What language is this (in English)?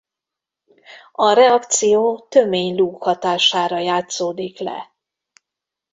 Hungarian